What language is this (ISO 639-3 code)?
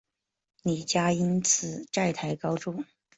zho